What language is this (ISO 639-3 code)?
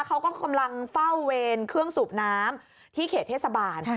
tha